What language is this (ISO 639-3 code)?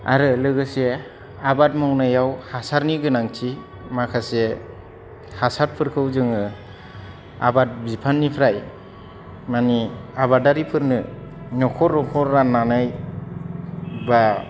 brx